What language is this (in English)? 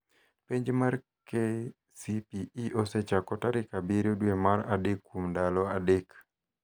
Luo (Kenya and Tanzania)